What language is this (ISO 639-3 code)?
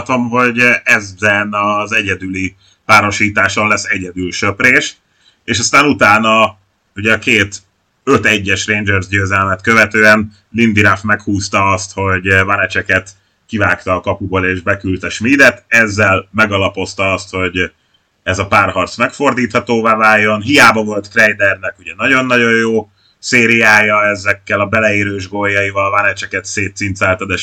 hun